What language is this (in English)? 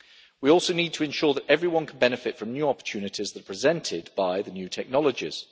English